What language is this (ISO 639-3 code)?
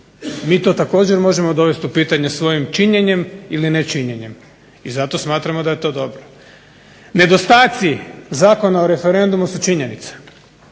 hrv